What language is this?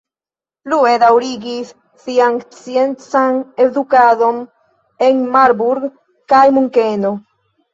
Esperanto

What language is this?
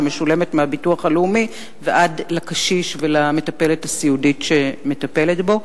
Hebrew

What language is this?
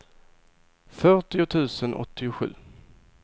Swedish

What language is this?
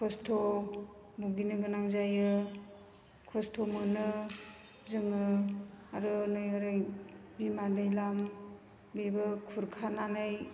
Bodo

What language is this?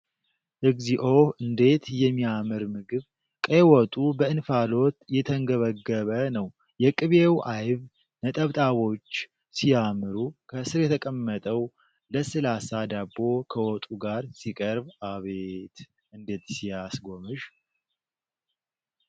Amharic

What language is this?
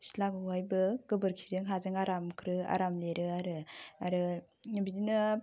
Bodo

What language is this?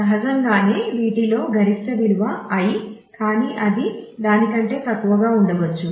Telugu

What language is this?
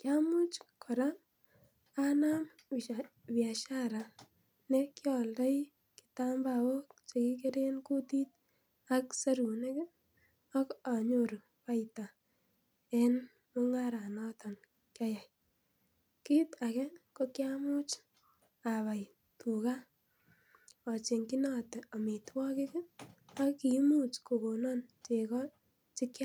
Kalenjin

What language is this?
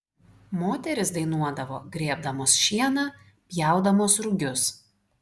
Lithuanian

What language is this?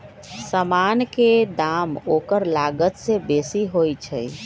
Magahi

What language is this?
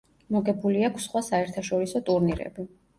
Georgian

